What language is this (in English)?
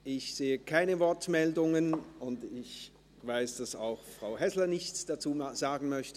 Swiss German